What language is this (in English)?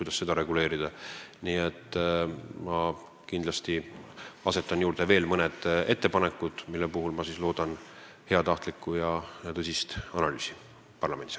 Estonian